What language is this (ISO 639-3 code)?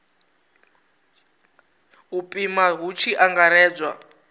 ven